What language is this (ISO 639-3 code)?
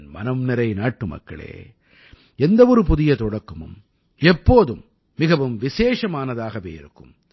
tam